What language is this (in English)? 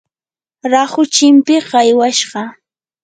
Yanahuanca Pasco Quechua